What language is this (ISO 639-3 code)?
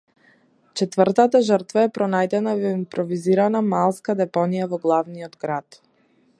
mkd